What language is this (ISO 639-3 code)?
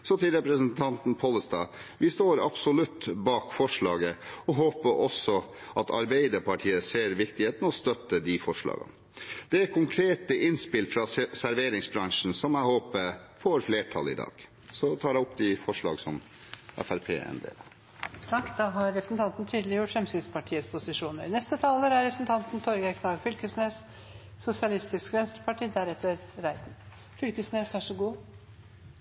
nor